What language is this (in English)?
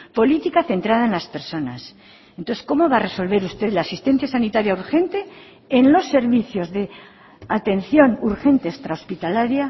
Spanish